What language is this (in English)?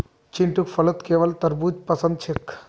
Magahi